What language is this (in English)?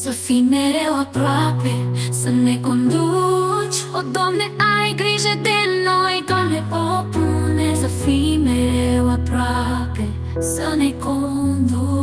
Romanian